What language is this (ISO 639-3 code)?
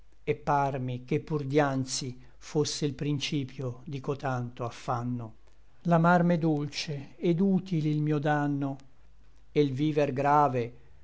ita